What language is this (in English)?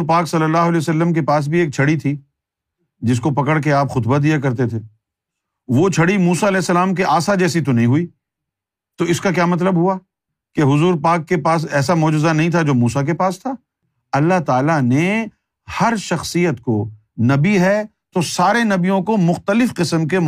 Urdu